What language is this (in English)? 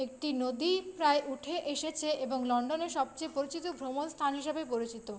Bangla